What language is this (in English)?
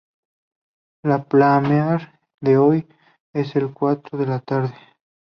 Spanish